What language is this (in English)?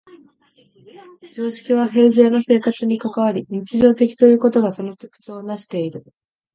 Japanese